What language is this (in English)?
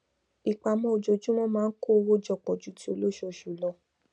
Yoruba